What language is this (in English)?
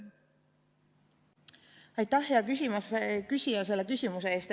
Estonian